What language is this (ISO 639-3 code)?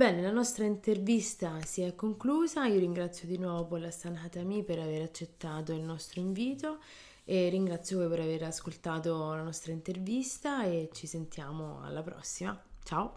ita